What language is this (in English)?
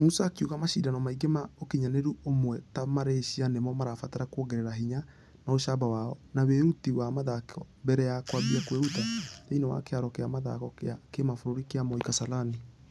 Kikuyu